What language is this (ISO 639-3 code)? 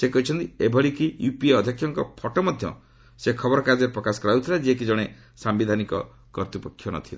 ori